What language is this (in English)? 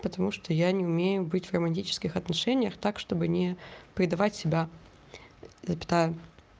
Russian